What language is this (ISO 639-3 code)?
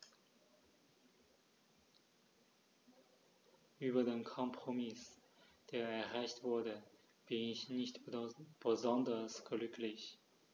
deu